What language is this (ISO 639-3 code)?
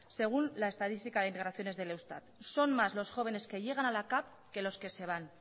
spa